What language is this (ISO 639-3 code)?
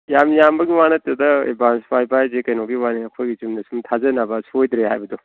mni